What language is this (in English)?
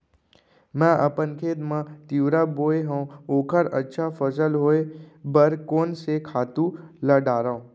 Chhattisgarhi